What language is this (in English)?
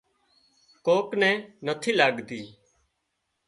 Wadiyara Koli